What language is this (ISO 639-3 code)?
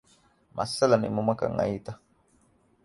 div